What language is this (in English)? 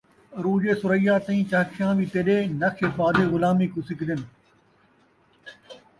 Saraiki